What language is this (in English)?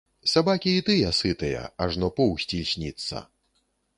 Belarusian